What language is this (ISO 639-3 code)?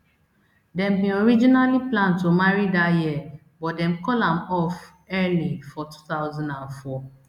pcm